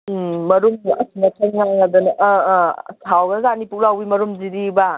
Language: Manipuri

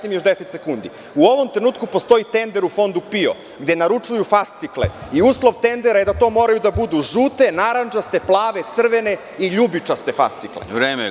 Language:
Serbian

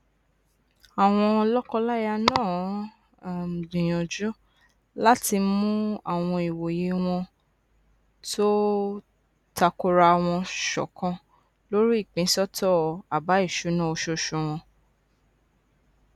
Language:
Yoruba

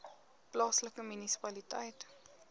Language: Afrikaans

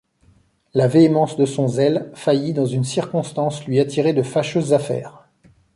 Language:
French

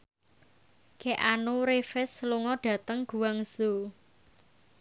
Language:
Javanese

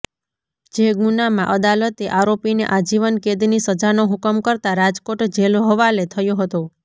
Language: Gujarati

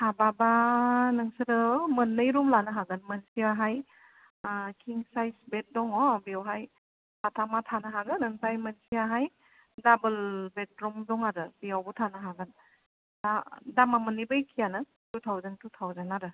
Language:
Bodo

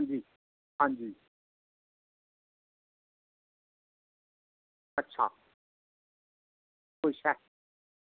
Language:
Dogri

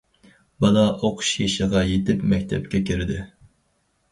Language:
Uyghur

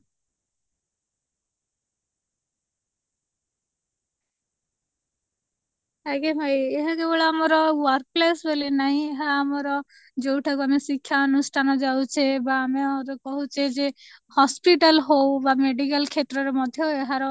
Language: Odia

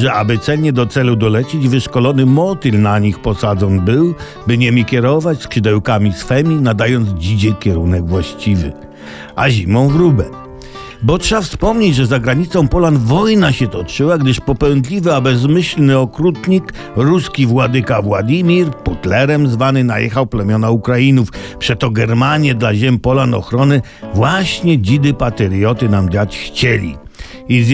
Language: Polish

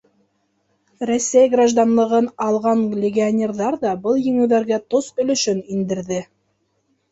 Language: Bashkir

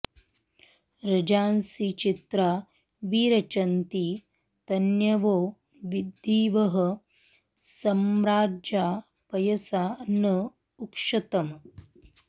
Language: Sanskrit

